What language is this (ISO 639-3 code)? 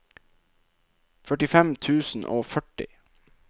nor